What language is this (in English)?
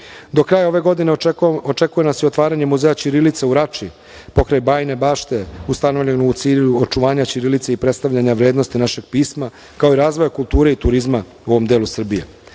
Serbian